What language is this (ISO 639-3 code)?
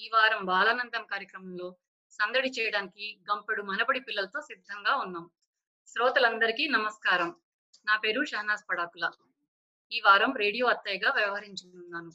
tel